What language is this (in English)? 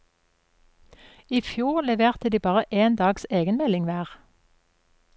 Norwegian